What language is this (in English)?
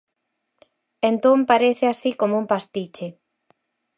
Galician